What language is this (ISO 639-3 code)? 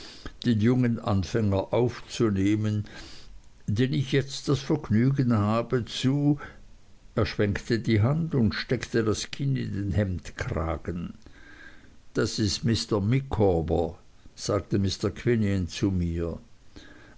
deu